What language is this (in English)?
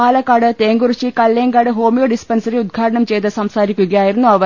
Malayalam